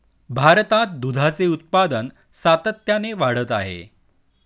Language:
Marathi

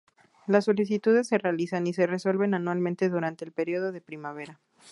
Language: Spanish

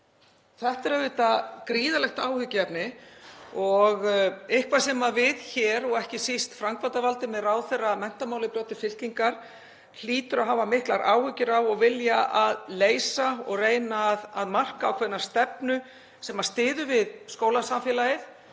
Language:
Icelandic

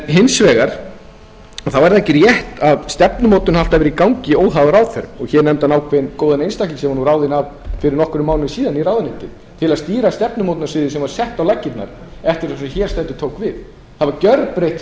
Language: Icelandic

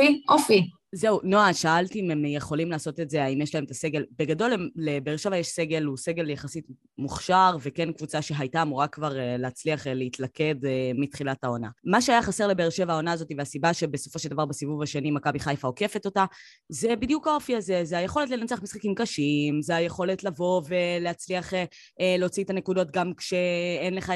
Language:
Hebrew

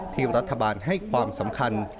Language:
Thai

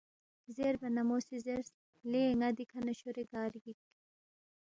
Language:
Balti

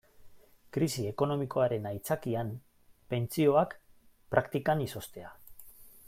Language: Basque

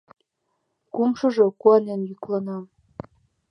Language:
Mari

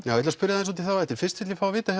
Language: Icelandic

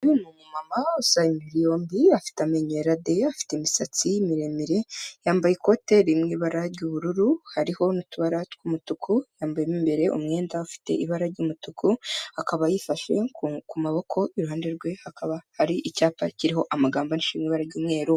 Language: Kinyarwanda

